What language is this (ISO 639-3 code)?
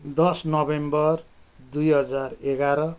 nep